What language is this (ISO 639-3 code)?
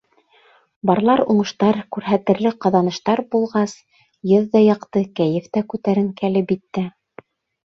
bak